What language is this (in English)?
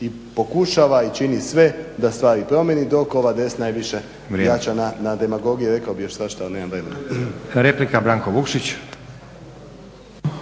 Croatian